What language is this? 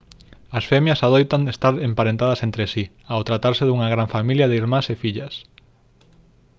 Galician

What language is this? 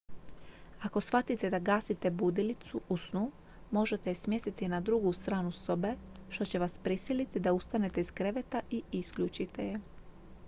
Croatian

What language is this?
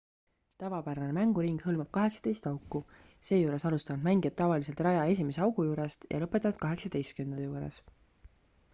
Estonian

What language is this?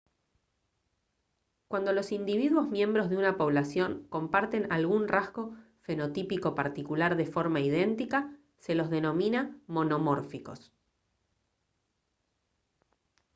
Spanish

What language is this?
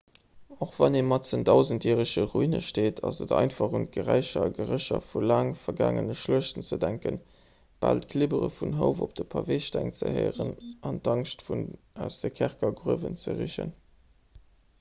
Luxembourgish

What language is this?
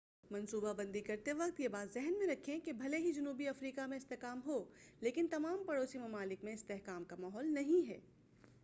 Urdu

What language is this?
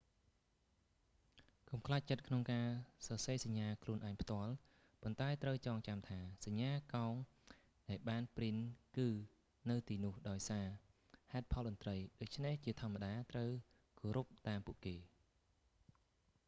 Khmer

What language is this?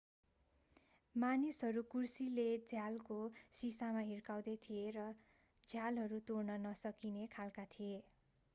Nepali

